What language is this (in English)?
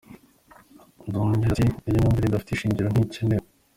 Kinyarwanda